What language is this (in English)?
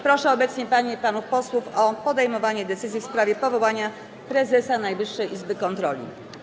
Polish